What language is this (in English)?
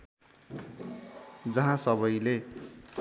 Nepali